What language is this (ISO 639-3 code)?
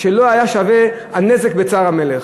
heb